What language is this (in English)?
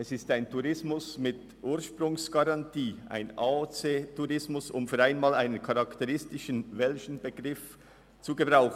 Swiss German